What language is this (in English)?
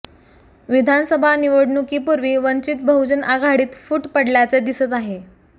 Marathi